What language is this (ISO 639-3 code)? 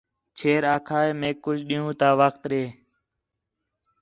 xhe